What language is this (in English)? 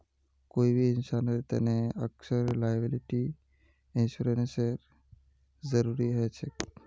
Magahi